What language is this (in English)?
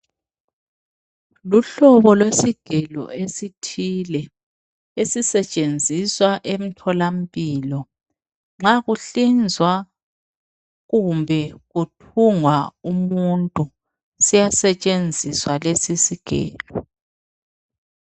North Ndebele